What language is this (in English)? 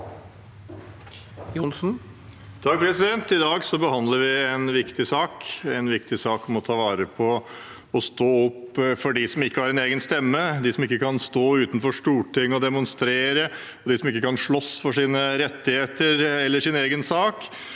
Norwegian